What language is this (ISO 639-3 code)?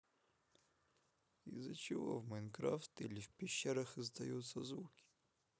rus